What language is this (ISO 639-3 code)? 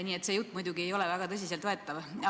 est